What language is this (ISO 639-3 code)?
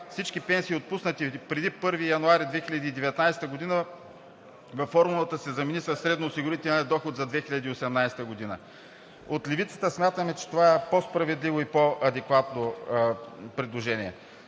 bul